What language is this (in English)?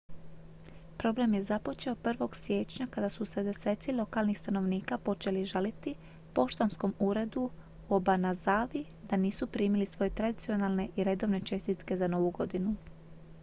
Croatian